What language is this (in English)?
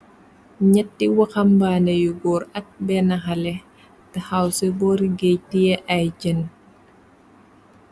Wolof